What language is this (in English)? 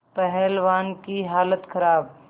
Hindi